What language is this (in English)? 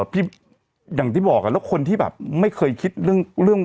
Thai